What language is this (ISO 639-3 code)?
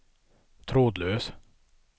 swe